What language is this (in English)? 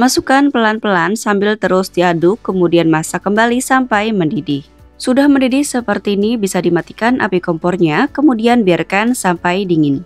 Indonesian